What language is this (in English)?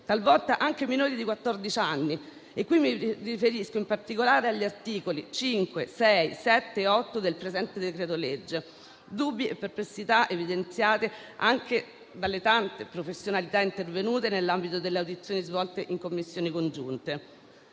Italian